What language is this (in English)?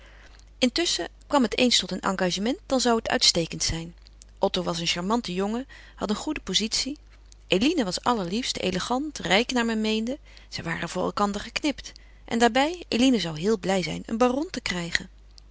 Dutch